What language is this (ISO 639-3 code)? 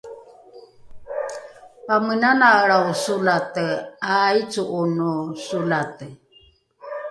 dru